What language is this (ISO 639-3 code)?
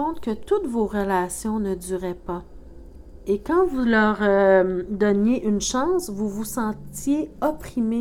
fra